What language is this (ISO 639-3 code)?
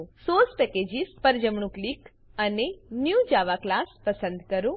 guj